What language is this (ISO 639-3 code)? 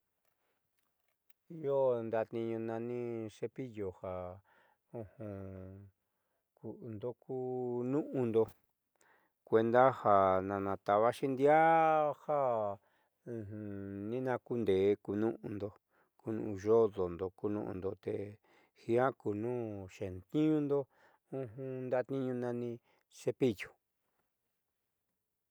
mxy